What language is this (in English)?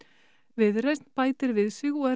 Icelandic